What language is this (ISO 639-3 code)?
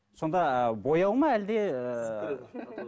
kaz